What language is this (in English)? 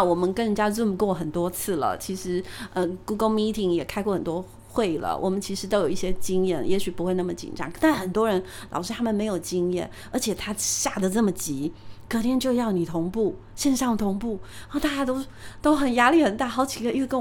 Chinese